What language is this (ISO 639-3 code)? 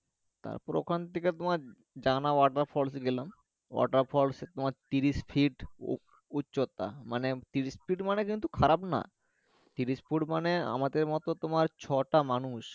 ben